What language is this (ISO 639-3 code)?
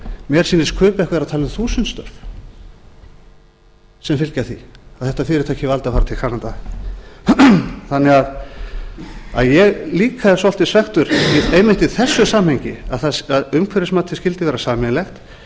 isl